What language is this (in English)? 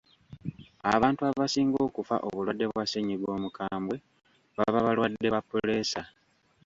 Ganda